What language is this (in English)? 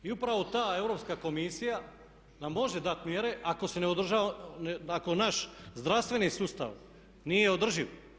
Croatian